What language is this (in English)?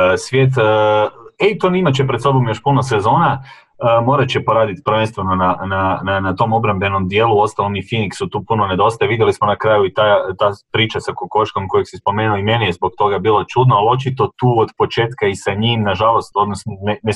Croatian